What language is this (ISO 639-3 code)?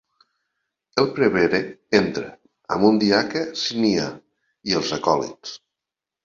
cat